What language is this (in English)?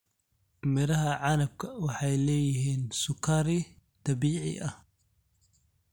Somali